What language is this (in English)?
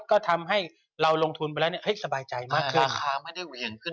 Thai